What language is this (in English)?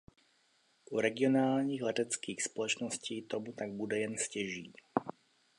Czech